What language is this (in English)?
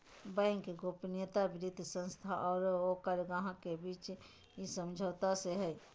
Magahi